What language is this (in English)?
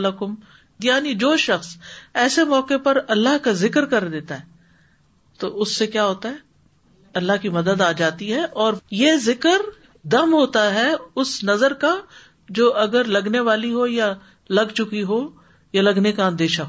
Urdu